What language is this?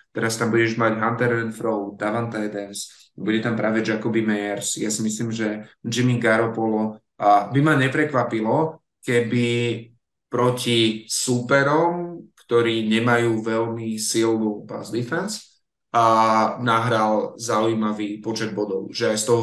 Slovak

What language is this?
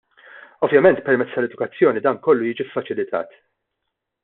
Maltese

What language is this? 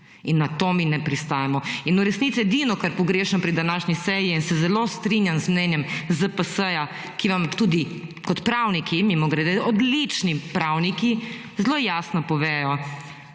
Slovenian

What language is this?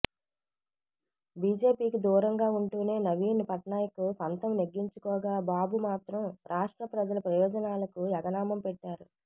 Telugu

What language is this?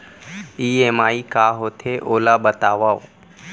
Chhattisgarhi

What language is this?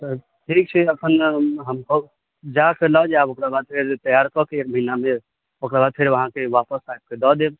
Maithili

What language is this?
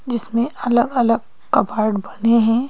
Hindi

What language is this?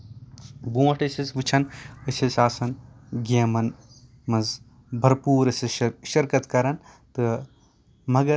Kashmiri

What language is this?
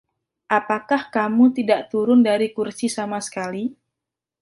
Indonesian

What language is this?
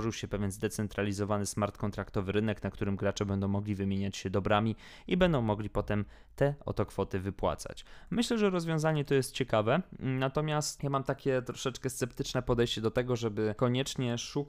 Polish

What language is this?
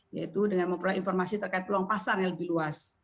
Indonesian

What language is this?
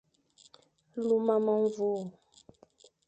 Fang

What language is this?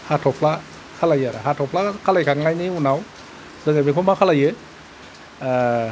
Bodo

